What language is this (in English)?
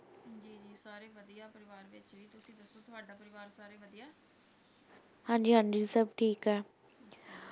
Punjabi